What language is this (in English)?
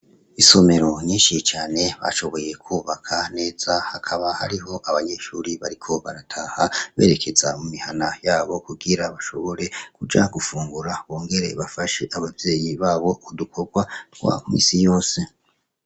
Rundi